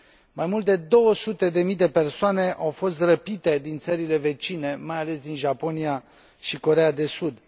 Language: Romanian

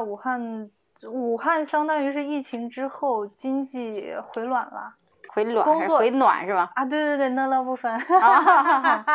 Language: Chinese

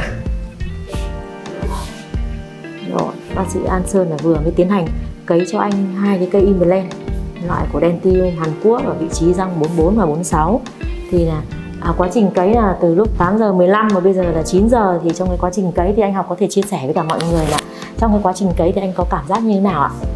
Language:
Vietnamese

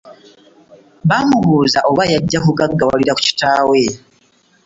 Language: Ganda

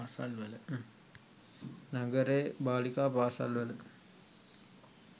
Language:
Sinhala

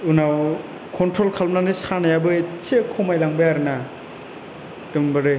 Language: Bodo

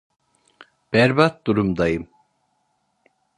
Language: Turkish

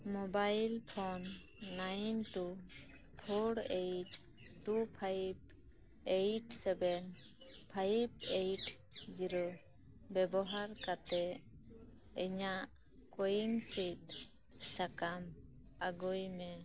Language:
Santali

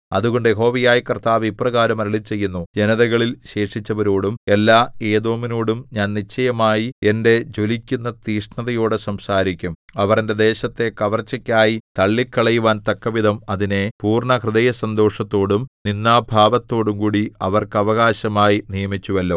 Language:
Malayalam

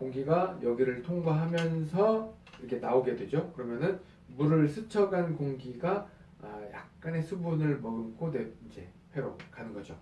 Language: Korean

